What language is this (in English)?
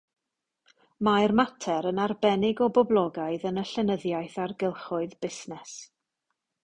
Welsh